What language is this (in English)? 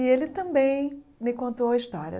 Portuguese